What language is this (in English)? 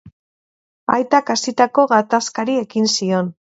Basque